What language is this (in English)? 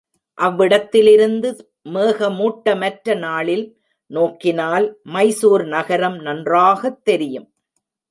Tamil